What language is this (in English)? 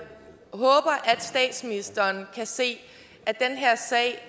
Danish